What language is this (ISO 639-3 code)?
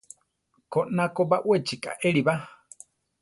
tar